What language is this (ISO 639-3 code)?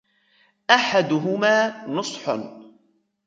ara